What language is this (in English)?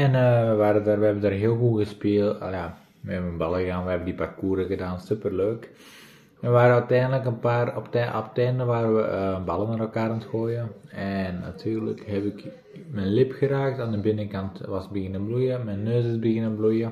Dutch